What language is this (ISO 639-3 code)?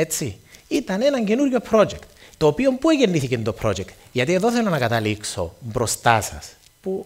ell